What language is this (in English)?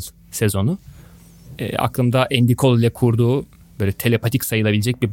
Turkish